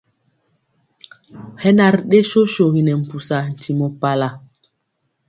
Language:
Mpiemo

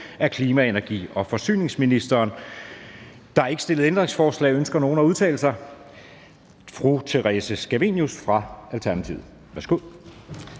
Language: Danish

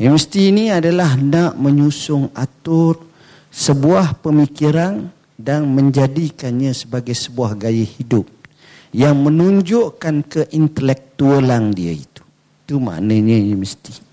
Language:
Malay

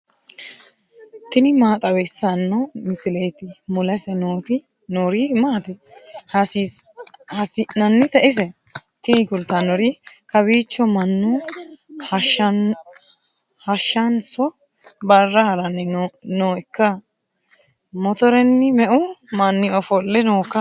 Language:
Sidamo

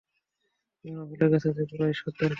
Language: Bangla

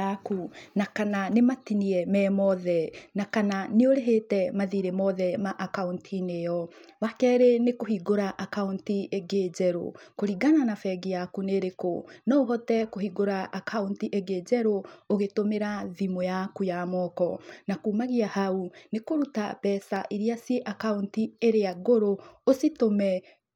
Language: Kikuyu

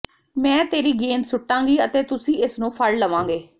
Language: Punjabi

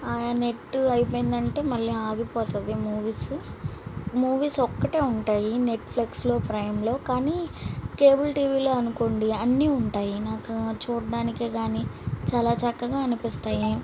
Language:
Telugu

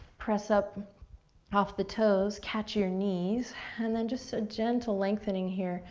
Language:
English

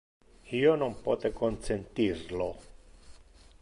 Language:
Interlingua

